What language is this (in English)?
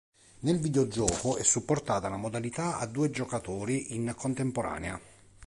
Italian